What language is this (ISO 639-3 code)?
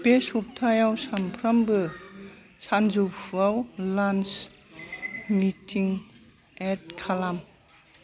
brx